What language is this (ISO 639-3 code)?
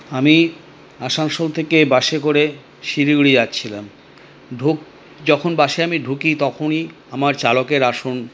ben